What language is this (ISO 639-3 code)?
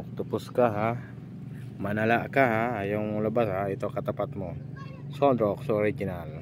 fil